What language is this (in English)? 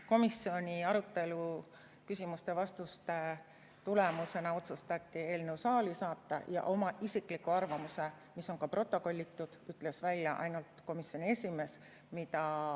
Estonian